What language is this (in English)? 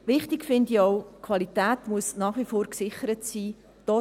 Swiss German